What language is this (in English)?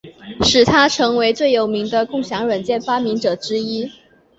Chinese